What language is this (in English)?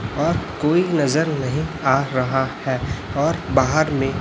Hindi